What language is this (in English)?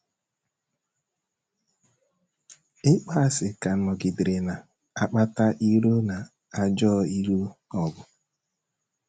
Igbo